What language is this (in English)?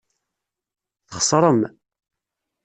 Kabyle